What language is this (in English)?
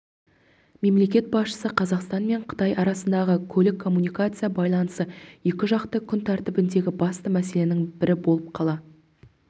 Kazakh